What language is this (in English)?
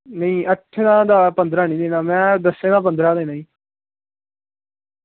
Dogri